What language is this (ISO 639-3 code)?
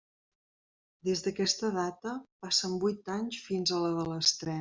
cat